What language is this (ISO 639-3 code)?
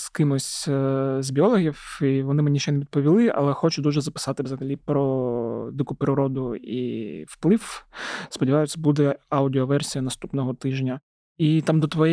ukr